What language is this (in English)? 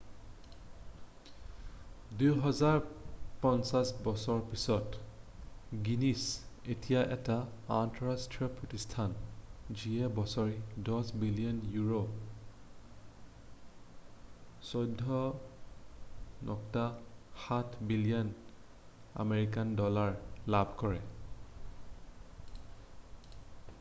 Assamese